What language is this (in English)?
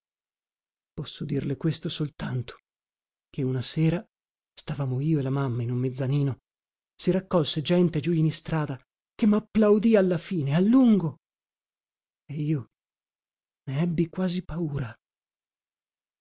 Italian